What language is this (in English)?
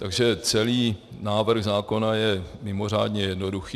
Czech